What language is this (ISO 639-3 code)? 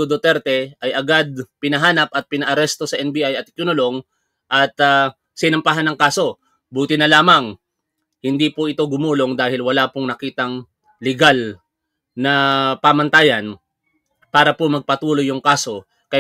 fil